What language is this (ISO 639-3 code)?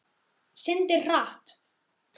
isl